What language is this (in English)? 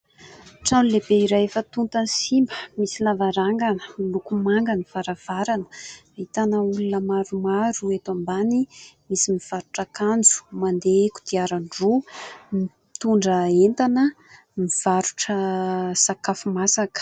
Malagasy